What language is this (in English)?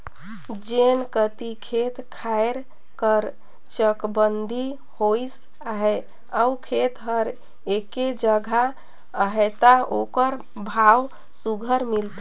Chhattisgarhi